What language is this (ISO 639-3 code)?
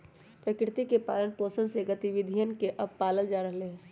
mag